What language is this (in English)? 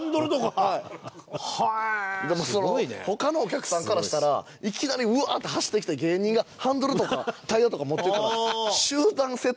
Japanese